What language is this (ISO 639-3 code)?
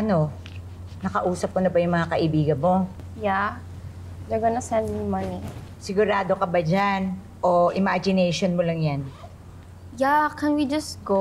fil